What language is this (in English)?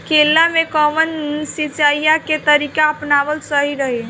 Bhojpuri